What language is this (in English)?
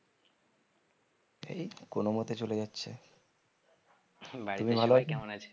Bangla